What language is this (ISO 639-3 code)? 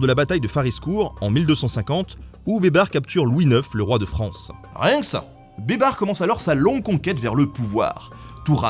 fra